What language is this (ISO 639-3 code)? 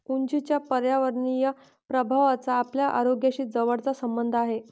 mar